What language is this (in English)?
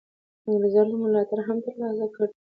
Pashto